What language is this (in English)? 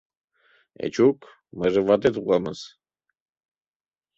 Mari